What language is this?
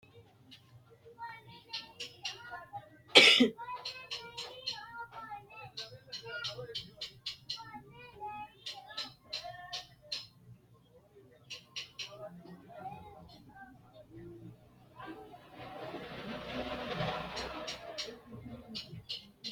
Sidamo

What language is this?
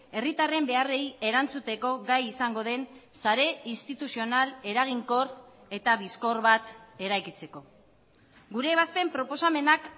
Basque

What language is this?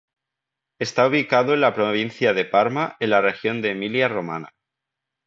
Spanish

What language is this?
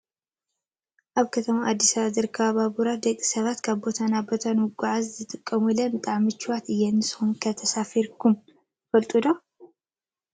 Tigrinya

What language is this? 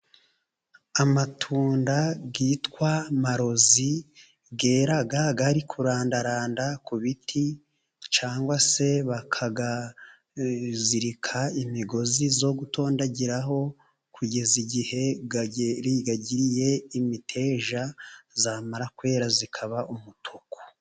Kinyarwanda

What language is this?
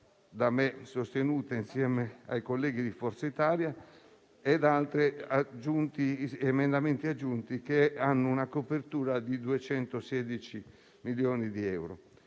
Italian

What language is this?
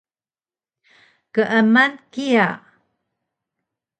Taroko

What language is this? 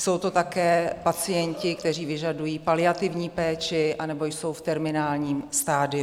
Czech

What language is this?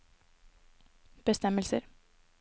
Norwegian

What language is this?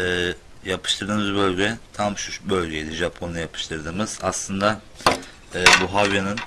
Turkish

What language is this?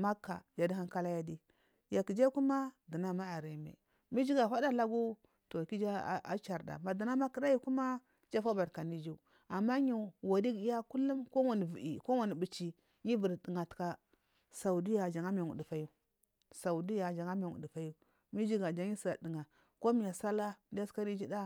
Marghi South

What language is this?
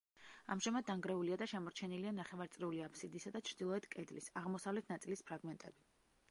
Georgian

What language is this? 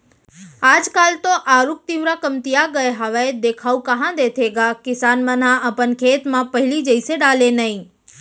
Chhattisgarhi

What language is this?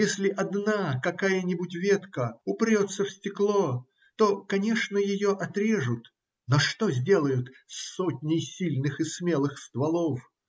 Russian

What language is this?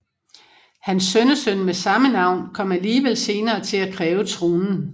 Danish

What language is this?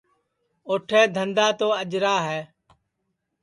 Sansi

